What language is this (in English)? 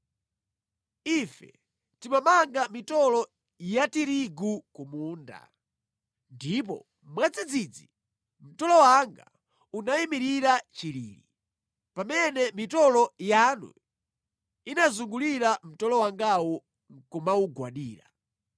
Nyanja